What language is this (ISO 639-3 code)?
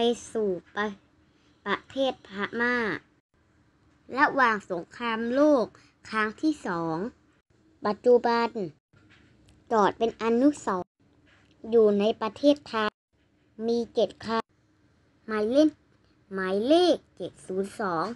tha